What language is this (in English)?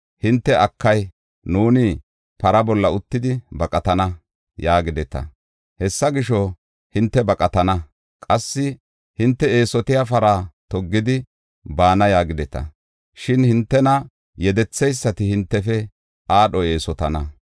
Gofa